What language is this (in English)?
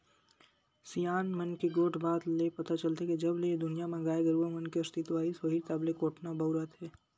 Chhattisgarhi